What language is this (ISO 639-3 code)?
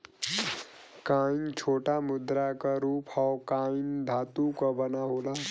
bho